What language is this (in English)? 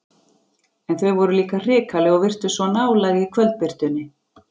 Icelandic